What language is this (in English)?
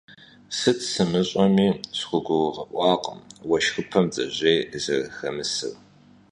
Kabardian